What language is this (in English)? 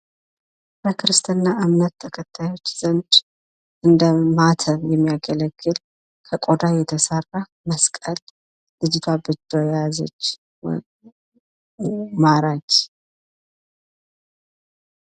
Amharic